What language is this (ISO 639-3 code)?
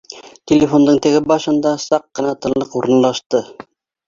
bak